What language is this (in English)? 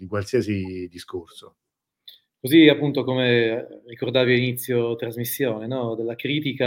Italian